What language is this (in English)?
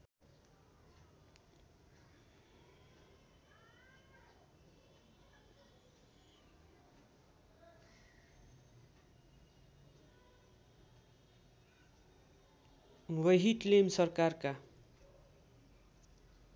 Nepali